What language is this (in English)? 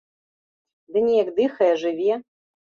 Belarusian